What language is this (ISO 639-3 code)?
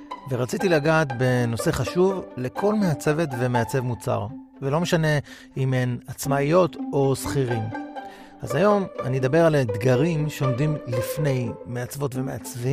heb